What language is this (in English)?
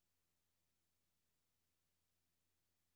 Danish